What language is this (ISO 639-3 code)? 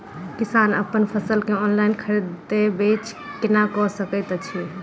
mai